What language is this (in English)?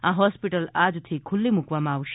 Gujarati